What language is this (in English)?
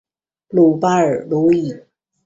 Chinese